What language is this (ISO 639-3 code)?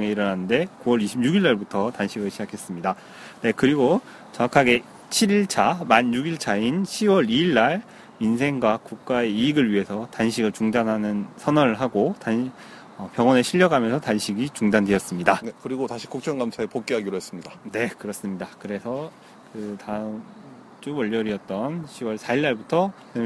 kor